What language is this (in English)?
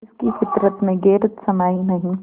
Hindi